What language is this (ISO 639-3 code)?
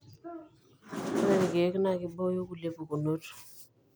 mas